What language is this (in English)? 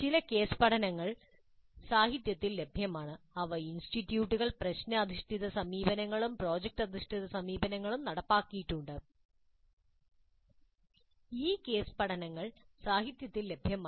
Malayalam